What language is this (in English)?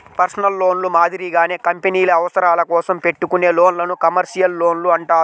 Telugu